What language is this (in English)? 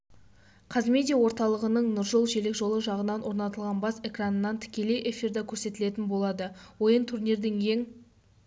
Kazakh